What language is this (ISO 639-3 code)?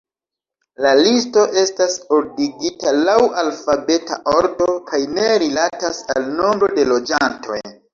epo